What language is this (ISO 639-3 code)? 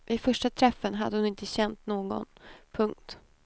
swe